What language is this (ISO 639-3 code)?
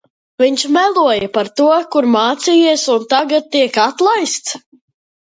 lav